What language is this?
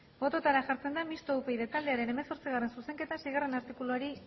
Basque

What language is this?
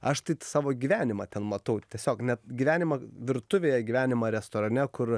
Lithuanian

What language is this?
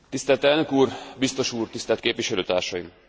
Hungarian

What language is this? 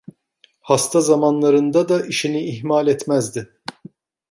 Turkish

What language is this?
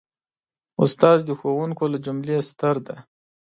Pashto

